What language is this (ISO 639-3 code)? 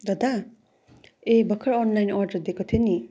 nep